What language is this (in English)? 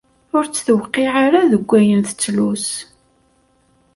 Kabyle